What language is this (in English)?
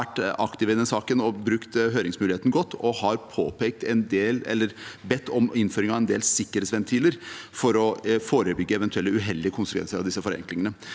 Norwegian